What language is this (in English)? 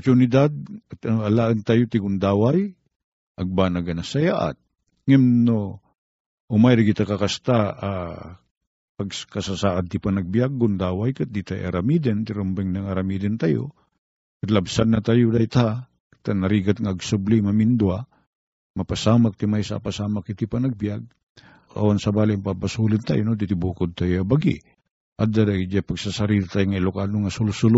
Filipino